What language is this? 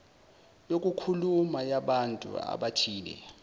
Zulu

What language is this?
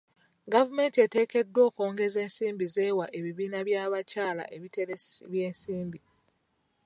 Ganda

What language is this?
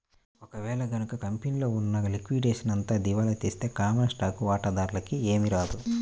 Telugu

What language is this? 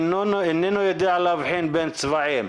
Hebrew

